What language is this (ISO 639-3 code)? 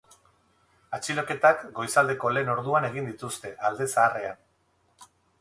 eus